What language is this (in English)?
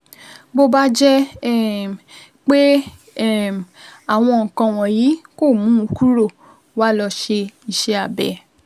Yoruba